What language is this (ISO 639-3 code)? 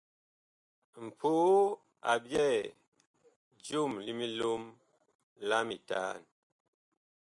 bkh